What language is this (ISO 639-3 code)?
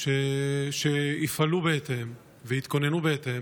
heb